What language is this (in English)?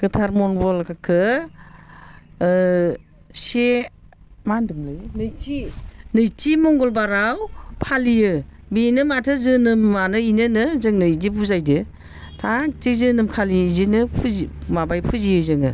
Bodo